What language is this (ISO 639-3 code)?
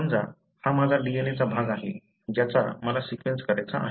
mar